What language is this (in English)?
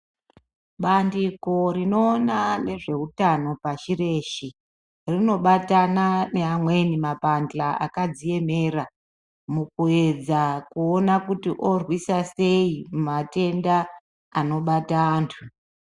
Ndau